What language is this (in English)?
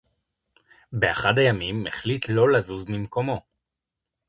Hebrew